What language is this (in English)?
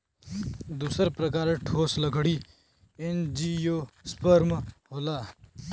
Bhojpuri